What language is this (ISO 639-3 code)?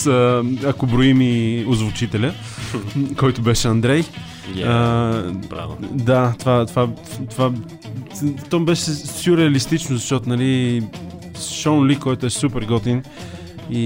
bul